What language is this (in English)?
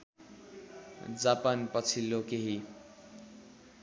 Nepali